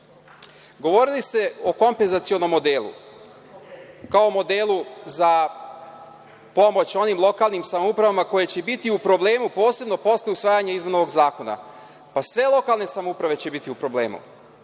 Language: Serbian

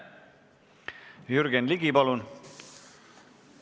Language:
Estonian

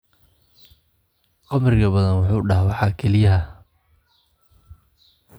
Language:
Somali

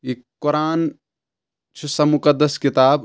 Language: Kashmiri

